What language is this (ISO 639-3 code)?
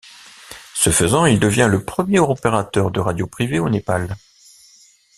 fra